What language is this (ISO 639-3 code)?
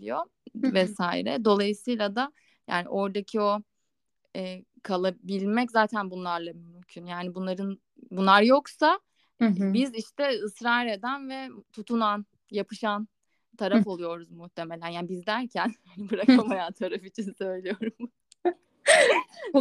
tur